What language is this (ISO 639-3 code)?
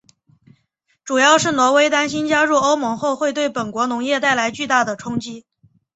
zho